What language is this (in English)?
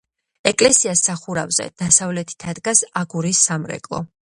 Georgian